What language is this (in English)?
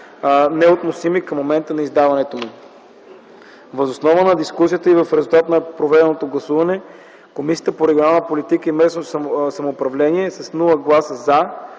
Bulgarian